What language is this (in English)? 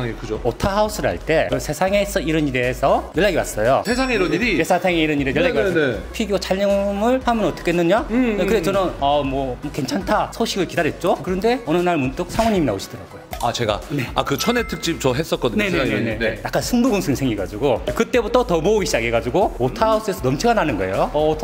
Korean